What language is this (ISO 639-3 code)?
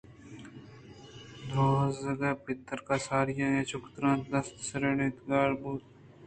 bgp